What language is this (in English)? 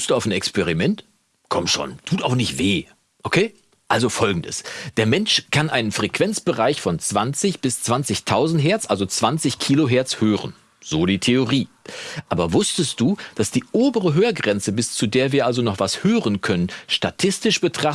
German